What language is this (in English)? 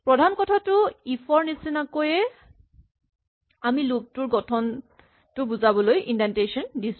Assamese